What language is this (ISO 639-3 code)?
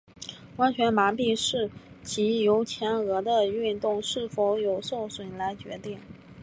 zho